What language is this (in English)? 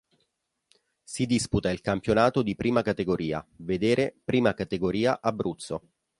Italian